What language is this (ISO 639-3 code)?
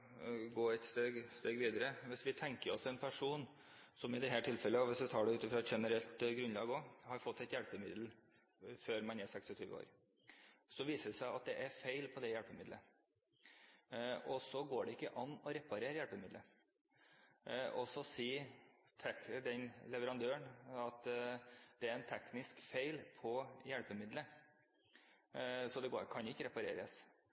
nob